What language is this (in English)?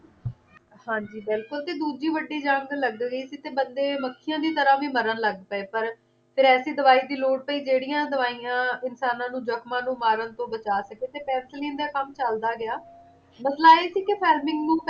Punjabi